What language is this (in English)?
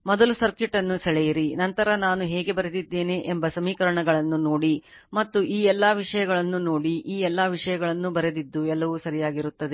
Kannada